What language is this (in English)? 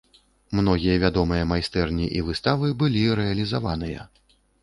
Belarusian